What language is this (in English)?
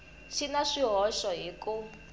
Tsonga